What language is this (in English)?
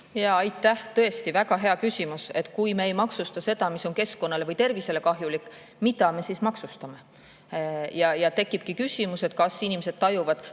Estonian